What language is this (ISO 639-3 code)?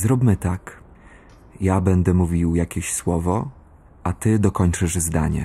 pol